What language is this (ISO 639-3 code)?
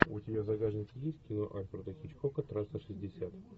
rus